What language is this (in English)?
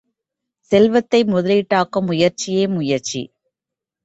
Tamil